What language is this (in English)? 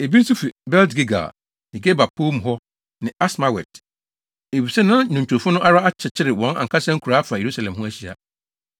Akan